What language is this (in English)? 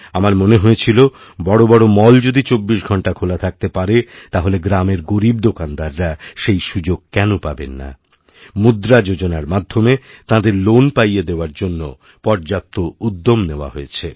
Bangla